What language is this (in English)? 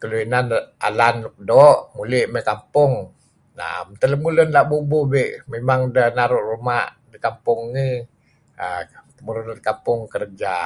Kelabit